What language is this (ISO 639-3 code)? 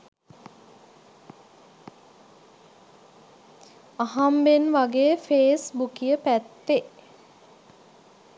sin